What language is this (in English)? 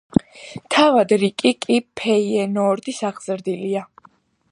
Georgian